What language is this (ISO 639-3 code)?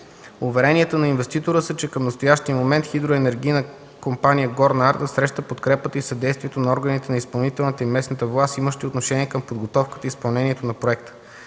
bul